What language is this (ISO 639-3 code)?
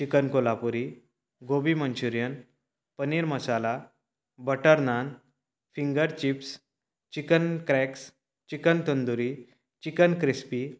kok